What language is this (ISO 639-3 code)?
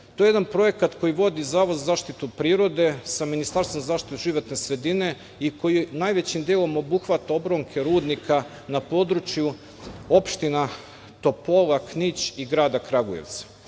srp